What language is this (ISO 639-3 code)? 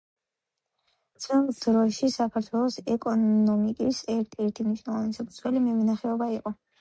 kat